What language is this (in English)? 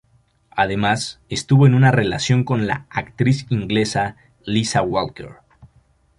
Spanish